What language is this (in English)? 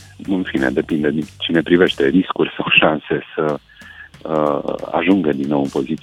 Romanian